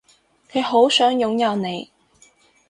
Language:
Cantonese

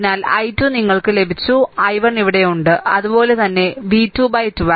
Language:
Malayalam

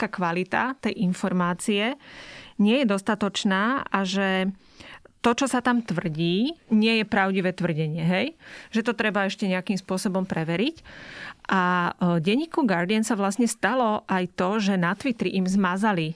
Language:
Slovak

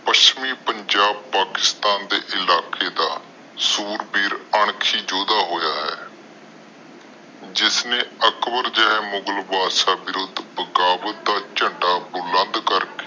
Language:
Punjabi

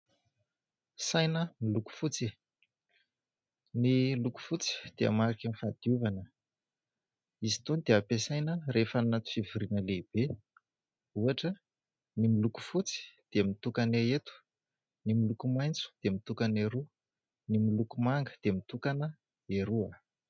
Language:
Malagasy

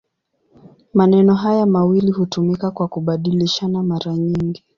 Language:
Swahili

